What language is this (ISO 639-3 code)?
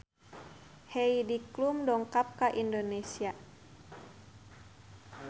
sun